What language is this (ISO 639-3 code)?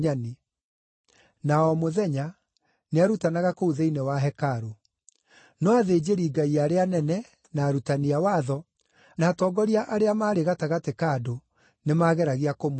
kik